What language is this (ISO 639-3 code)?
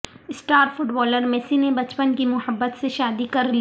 urd